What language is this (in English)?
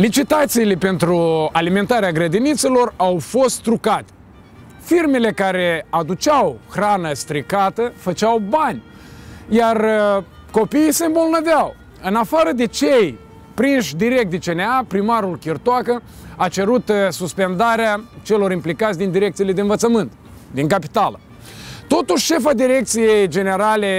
Romanian